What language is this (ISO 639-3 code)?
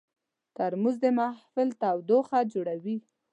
pus